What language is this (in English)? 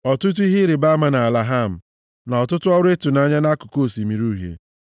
Igbo